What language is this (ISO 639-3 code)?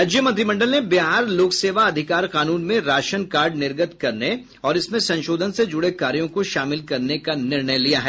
hin